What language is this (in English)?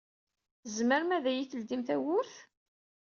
Kabyle